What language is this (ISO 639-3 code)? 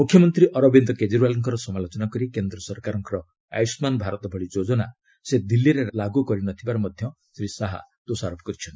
ori